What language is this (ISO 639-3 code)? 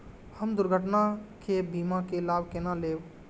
mai